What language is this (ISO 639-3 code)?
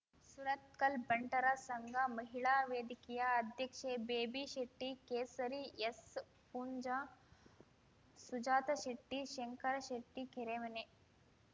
kan